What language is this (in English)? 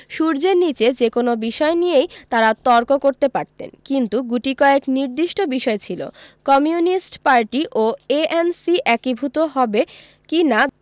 Bangla